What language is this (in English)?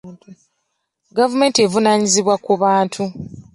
Ganda